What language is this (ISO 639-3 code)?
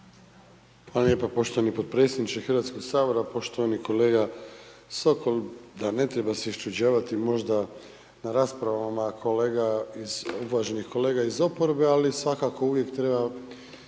hrv